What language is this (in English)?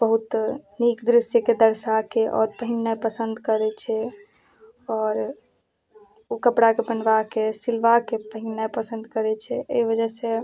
Maithili